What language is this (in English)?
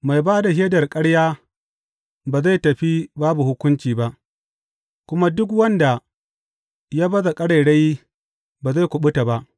Hausa